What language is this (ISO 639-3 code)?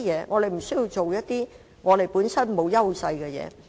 yue